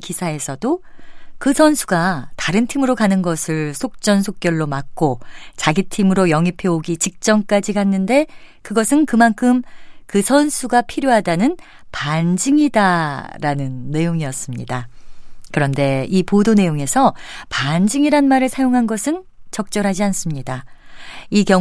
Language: Korean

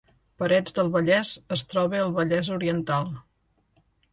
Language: Catalan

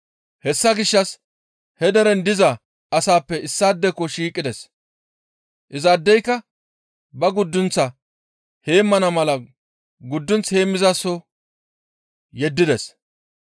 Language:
Gamo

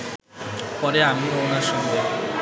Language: Bangla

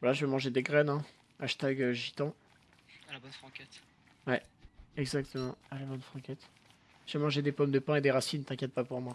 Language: French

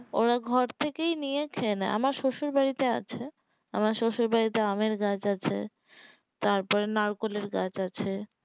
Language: Bangla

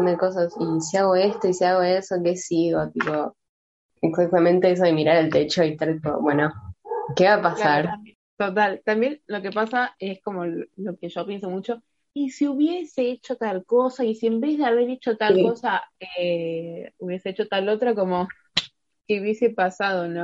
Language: Spanish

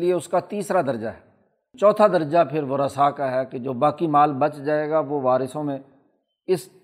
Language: Urdu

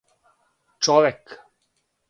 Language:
Serbian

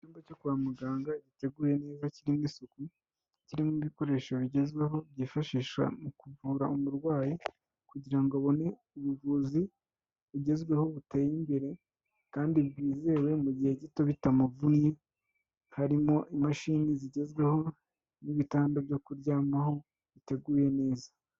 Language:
Kinyarwanda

